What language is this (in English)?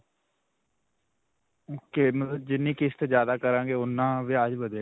Punjabi